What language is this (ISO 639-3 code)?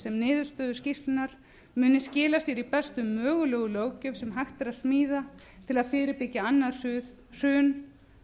isl